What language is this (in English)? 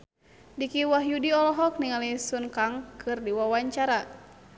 Sundanese